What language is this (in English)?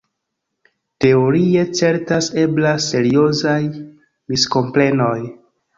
Esperanto